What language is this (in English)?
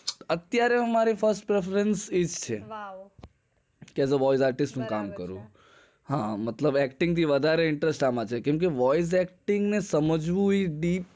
Gujarati